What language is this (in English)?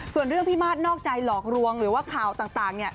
Thai